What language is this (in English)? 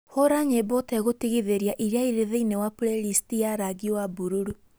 Kikuyu